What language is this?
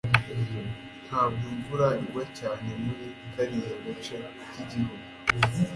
Kinyarwanda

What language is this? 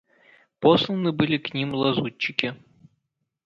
Russian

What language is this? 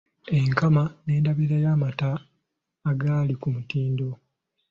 Ganda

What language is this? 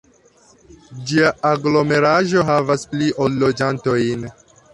Esperanto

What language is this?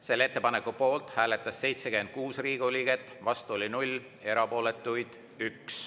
Estonian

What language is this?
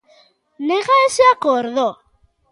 Galician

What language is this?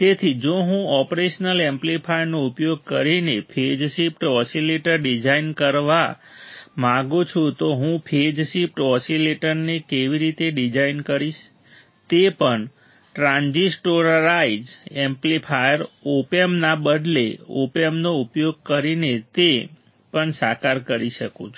Gujarati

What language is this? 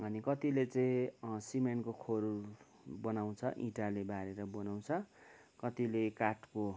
Nepali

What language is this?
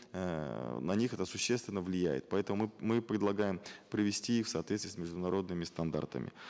Kazakh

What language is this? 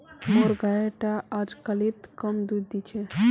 Magahi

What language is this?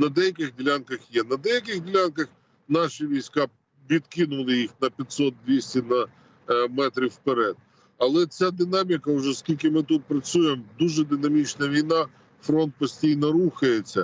Ukrainian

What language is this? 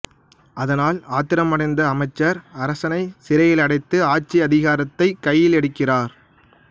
Tamil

